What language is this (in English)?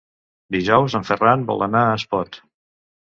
Catalan